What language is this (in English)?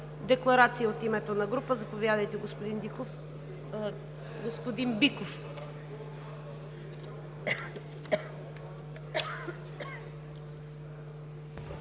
Bulgarian